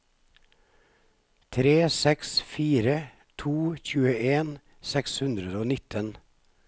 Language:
Norwegian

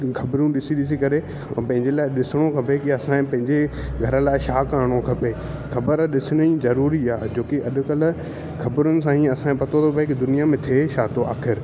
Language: Sindhi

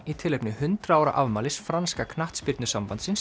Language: Icelandic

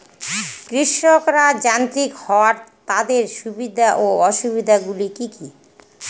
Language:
Bangla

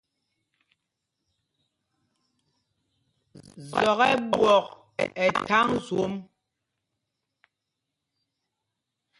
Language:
Mpumpong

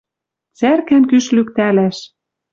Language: Western Mari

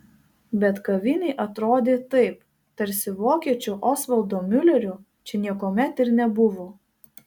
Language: Lithuanian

